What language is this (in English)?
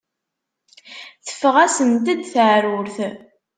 Kabyle